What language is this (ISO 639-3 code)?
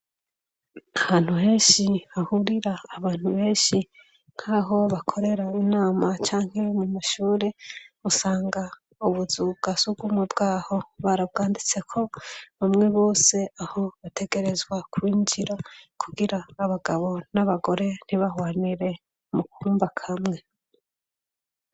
run